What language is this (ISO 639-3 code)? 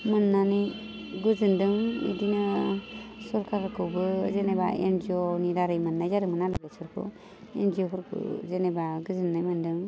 brx